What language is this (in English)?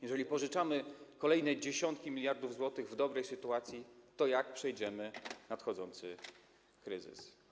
Polish